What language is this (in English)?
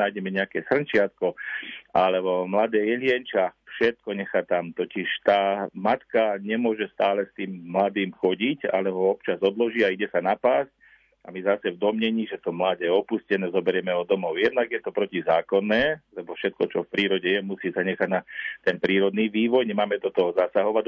Slovak